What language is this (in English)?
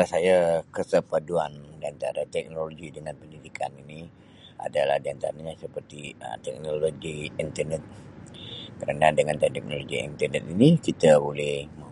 Sabah Malay